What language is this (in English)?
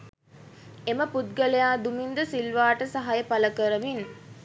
Sinhala